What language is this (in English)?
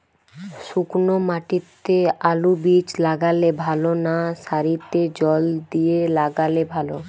Bangla